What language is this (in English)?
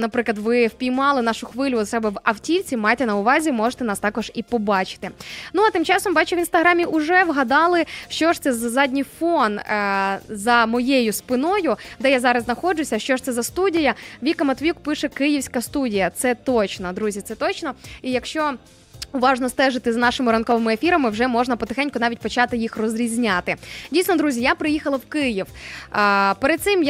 Ukrainian